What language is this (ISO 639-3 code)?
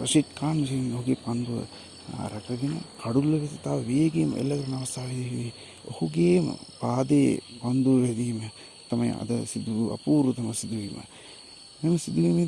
sin